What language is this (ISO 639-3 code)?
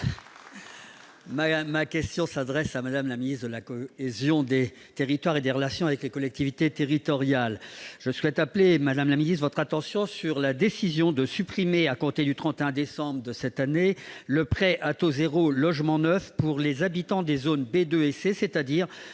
fra